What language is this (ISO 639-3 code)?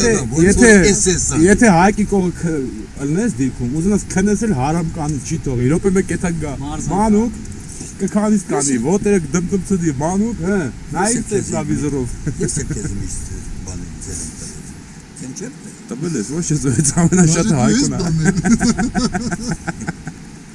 hye